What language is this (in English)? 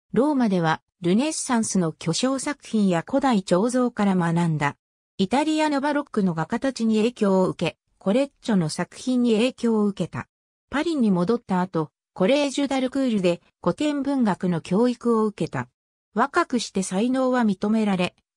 Japanese